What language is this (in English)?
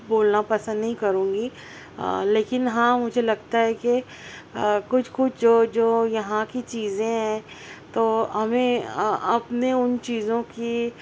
Urdu